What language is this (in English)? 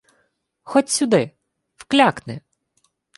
Ukrainian